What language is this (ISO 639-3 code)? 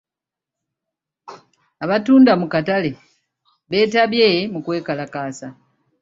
lug